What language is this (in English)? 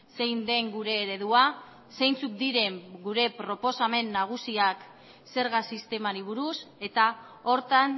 Basque